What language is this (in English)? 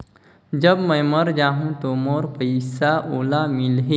Chhattisgarhi